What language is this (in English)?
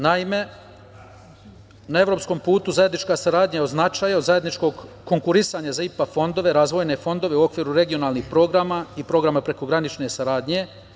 Serbian